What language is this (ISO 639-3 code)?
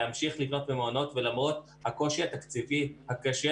heb